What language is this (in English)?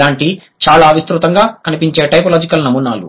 Telugu